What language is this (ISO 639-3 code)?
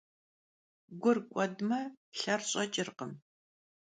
kbd